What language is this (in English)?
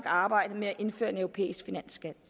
Danish